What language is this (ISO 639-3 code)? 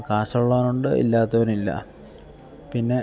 mal